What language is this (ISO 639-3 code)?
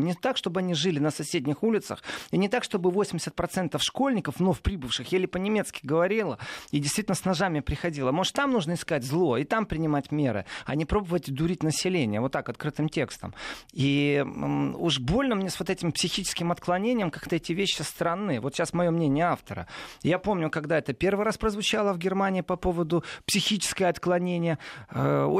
rus